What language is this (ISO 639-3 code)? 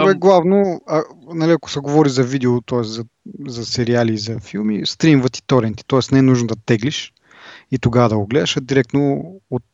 bul